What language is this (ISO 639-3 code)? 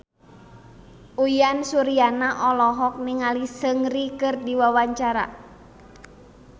sun